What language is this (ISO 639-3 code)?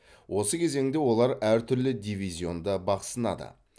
kaz